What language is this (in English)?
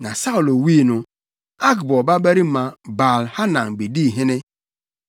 Akan